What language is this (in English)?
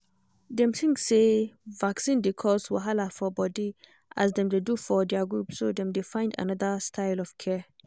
Nigerian Pidgin